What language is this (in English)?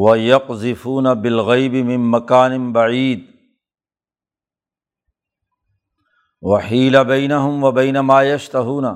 Urdu